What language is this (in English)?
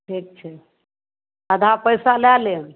Maithili